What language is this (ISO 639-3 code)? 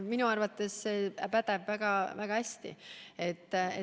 est